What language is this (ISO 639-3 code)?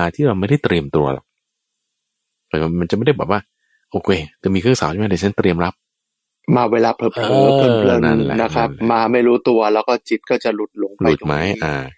tha